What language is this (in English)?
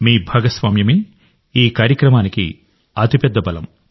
Telugu